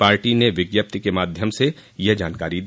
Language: Hindi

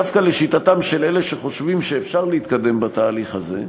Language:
Hebrew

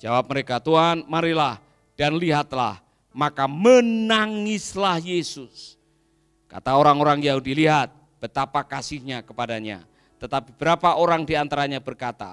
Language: Indonesian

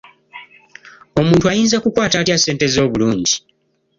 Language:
Ganda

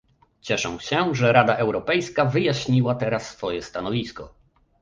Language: Polish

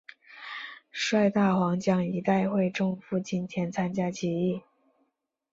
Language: Chinese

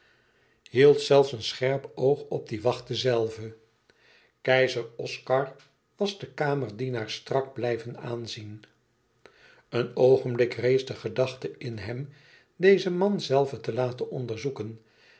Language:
Dutch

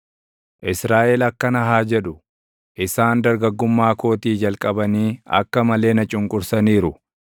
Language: Oromo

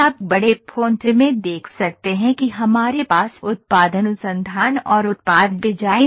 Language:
Hindi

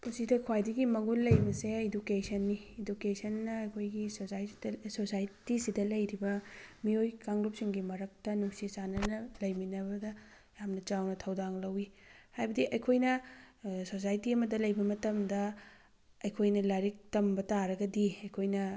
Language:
Manipuri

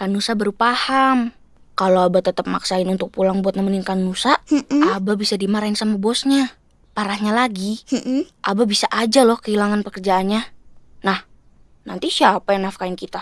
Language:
Indonesian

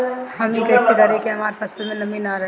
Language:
Bhojpuri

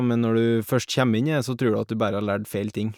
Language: Norwegian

